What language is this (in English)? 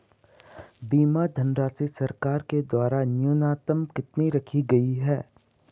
Hindi